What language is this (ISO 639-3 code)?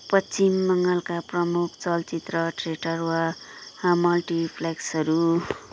nep